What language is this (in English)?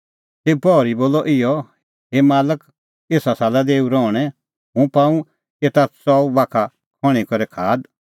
Kullu Pahari